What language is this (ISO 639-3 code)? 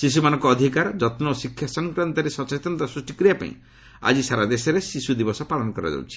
ori